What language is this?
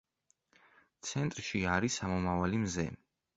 Georgian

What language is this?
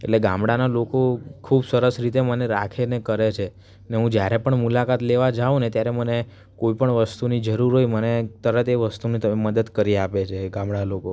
Gujarati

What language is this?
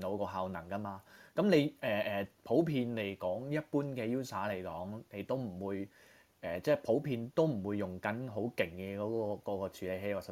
Chinese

